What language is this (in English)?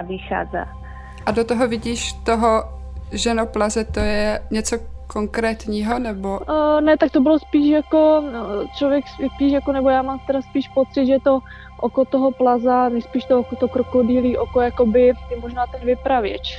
Czech